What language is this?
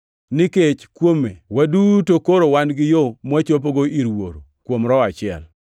Luo (Kenya and Tanzania)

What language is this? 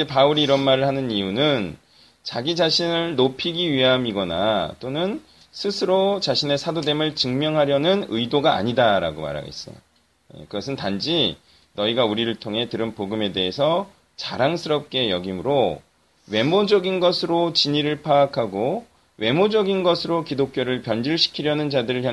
Korean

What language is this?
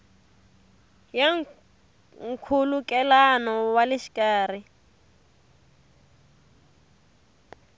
Tsonga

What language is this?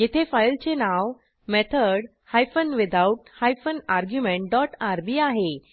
Marathi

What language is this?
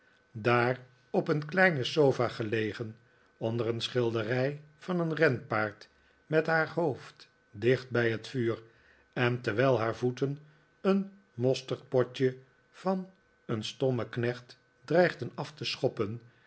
Dutch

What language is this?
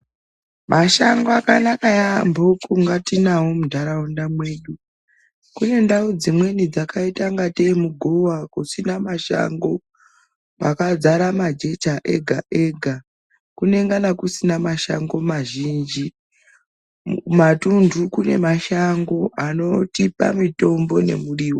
Ndau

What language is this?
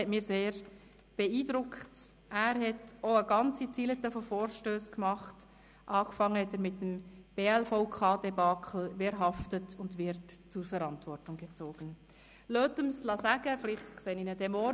Swiss German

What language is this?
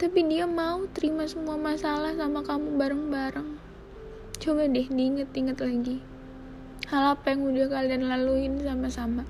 Indonesian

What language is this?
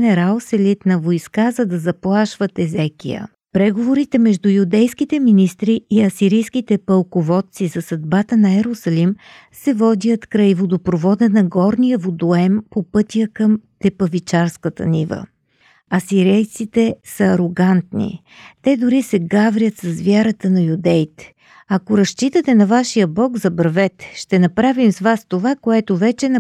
Bulgarian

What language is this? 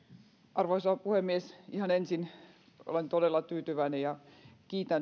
Finnish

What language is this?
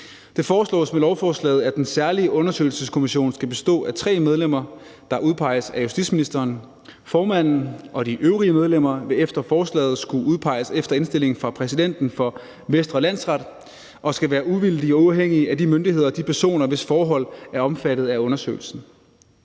Danish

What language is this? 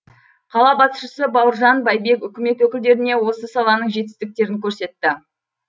Kazakh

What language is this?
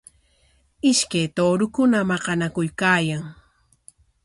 Corongo Ancash Quechua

